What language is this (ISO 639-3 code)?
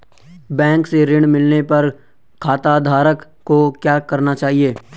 hin